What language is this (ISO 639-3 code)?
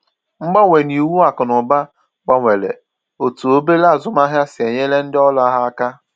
ibo